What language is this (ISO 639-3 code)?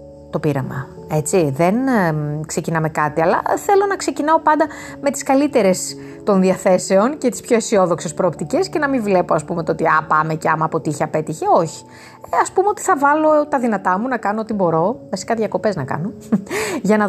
ell